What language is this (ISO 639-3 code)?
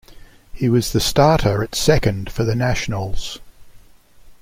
eng